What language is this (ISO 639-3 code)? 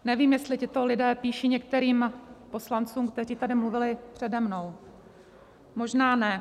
ces